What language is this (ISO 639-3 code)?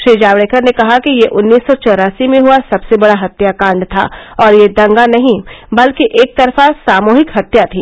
hin